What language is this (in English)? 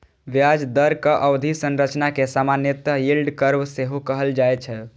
Maithili